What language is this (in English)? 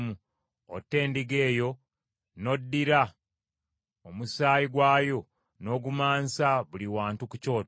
Ganda